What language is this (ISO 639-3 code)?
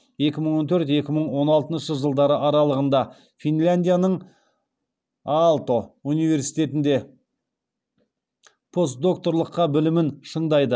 kaz